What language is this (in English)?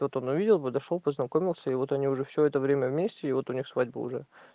Russian